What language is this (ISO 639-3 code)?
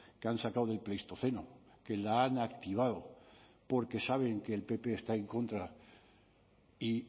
spa